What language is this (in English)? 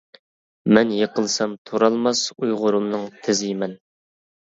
Uyghur